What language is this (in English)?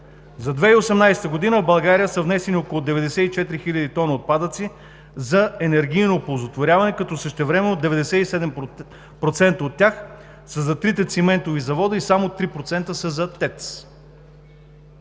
Bulgarian